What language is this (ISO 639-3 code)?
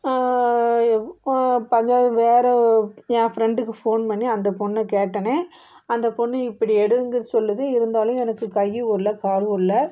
tam